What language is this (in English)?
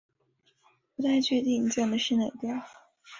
Chinese